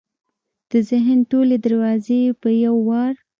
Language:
Pashto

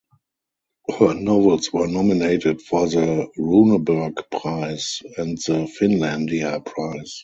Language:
English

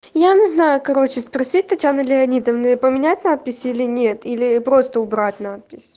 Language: Russian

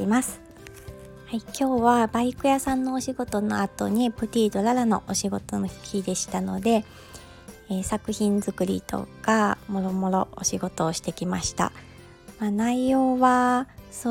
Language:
Japanese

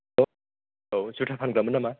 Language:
Bodo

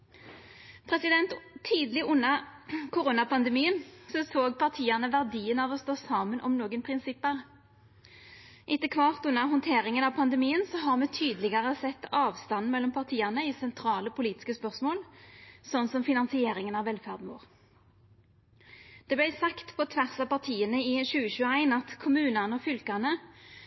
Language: Norwegian Nynorsk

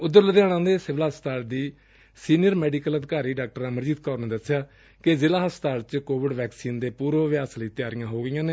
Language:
Punjabi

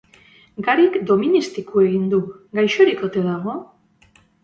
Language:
Basque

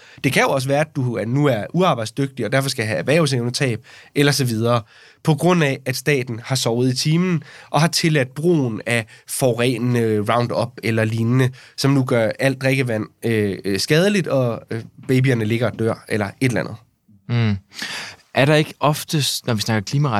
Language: Danish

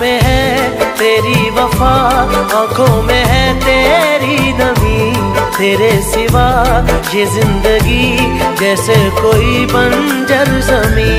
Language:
Hindi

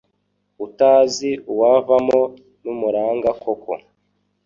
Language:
Kinyarwanda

